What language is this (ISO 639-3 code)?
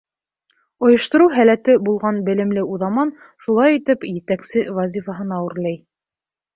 bak